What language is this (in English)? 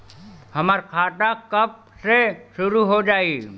Bhojpuri